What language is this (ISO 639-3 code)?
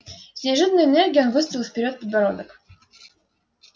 rus